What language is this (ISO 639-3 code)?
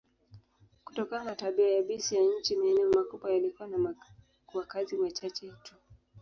swa